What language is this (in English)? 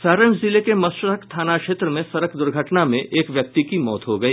Hindi